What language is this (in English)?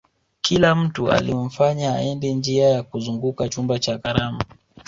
Swahili